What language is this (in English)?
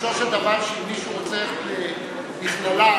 Hebrew